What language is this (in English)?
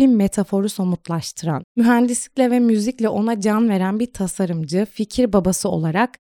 Turkish